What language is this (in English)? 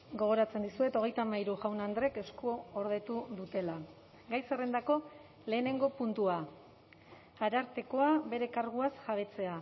Basque